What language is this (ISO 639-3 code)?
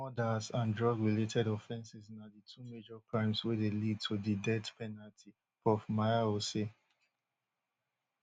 pcm